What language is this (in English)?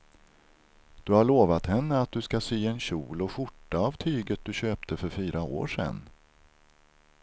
Swedish